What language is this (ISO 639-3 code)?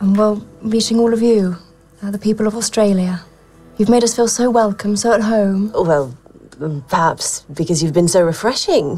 nld